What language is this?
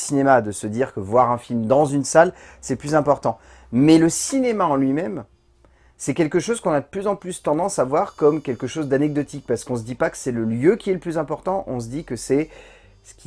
French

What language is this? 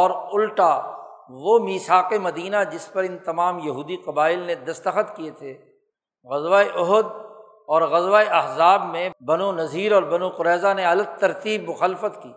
Urdu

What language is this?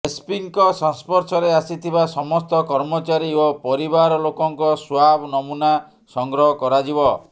Odia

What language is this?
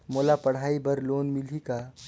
Chhattisgarhi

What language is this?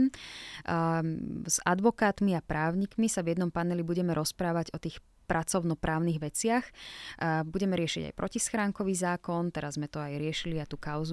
Slovak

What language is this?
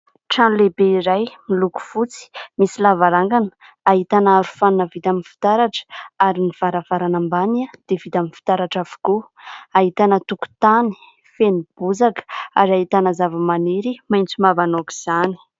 Malagasy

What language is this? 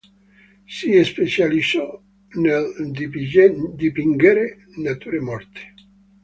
Italian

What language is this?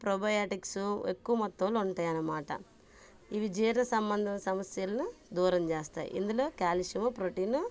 Telugu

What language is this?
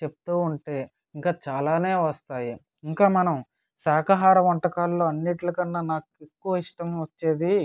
Telugu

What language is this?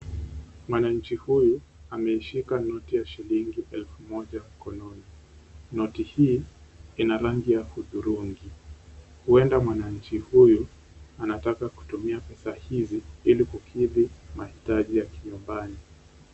Swahili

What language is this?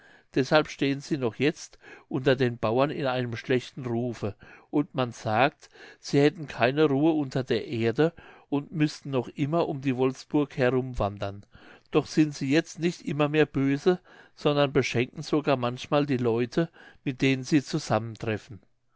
German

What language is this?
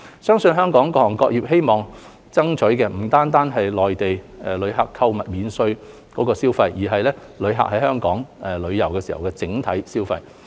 Cantonese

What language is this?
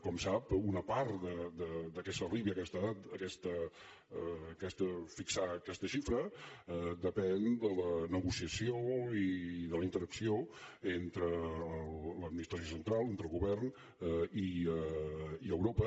Catalan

